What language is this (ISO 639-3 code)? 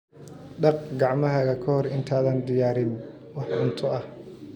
som